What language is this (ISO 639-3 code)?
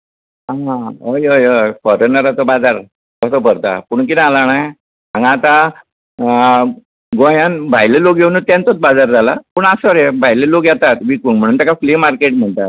kok